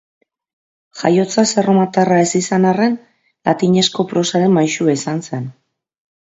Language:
Basque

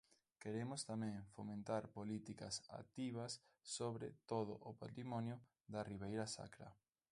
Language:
Galician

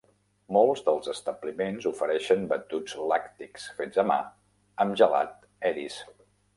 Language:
Catalan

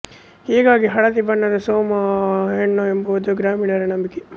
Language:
Kannada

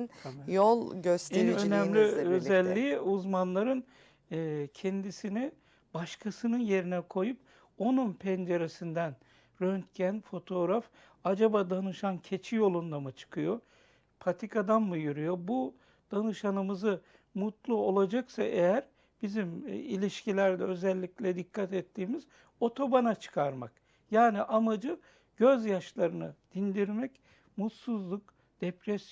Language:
Turkish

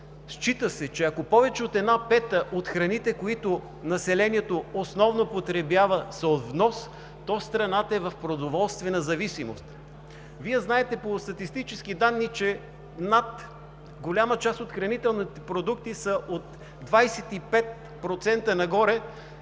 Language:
Bulgarian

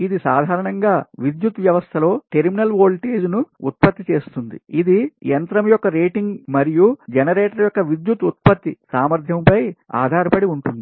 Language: Telugu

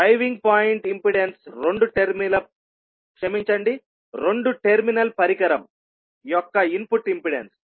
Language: Telugu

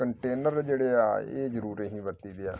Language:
Punjabi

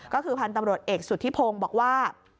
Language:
Thai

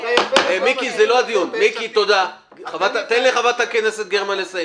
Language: Hebrew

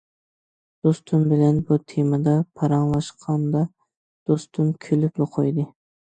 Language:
Uyghur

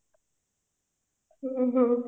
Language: Odia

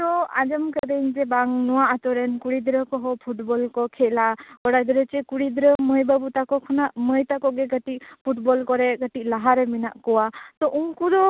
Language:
Santali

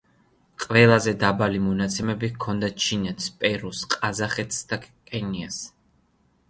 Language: Georgian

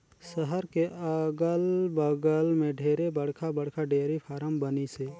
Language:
Chhattisgarhi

